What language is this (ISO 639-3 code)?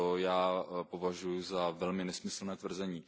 ces